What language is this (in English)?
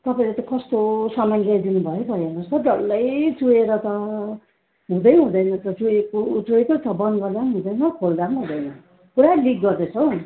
Nepali